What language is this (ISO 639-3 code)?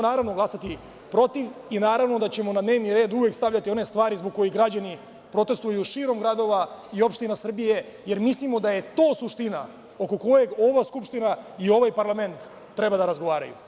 srp